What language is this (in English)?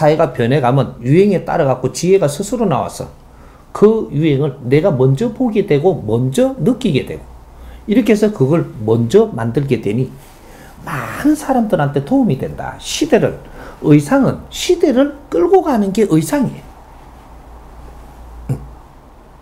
Korean